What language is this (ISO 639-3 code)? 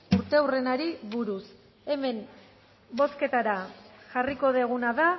eus